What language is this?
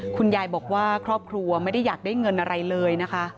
Thai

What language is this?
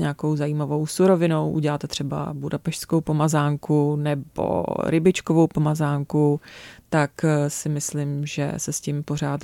Czech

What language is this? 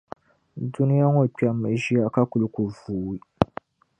Dagbani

